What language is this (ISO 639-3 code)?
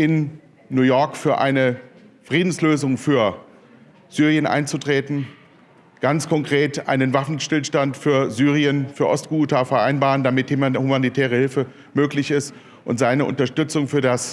deu